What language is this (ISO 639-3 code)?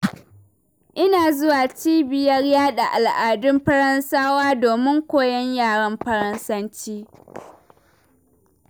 hau